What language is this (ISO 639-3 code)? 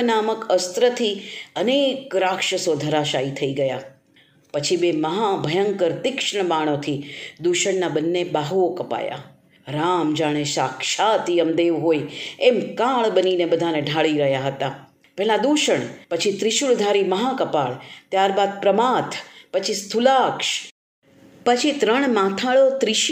guj